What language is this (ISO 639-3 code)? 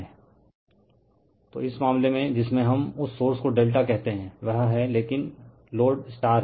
hin